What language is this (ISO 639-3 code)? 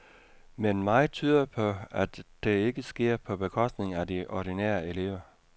dan